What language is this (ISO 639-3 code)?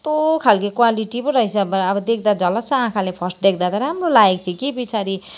nep